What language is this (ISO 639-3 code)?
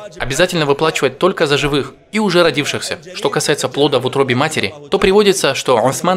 rus